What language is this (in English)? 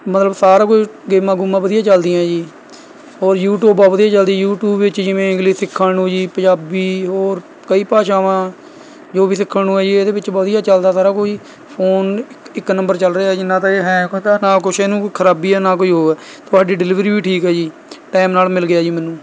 Punjabi